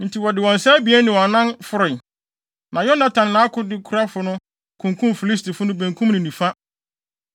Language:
Akan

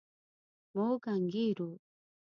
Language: Pashto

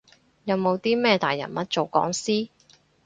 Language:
Cantonese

